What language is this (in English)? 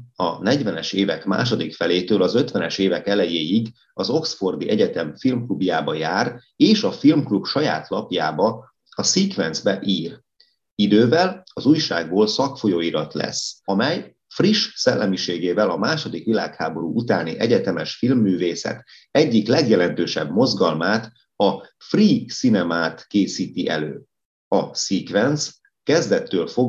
Hungarian